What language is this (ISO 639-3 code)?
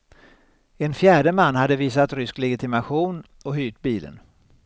swe